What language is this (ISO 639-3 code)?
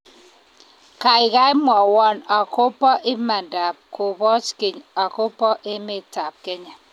kln